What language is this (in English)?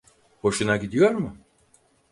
Turkish